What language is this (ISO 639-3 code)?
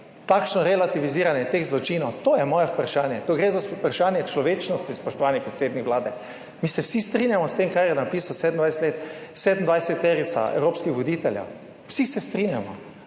slv